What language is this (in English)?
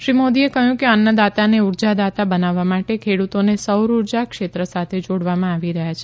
Gujarati